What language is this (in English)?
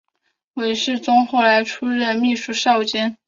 Chinese